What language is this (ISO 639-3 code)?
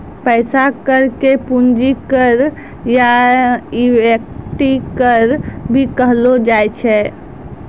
mai